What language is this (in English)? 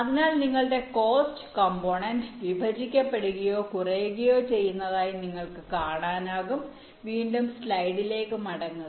Malayalam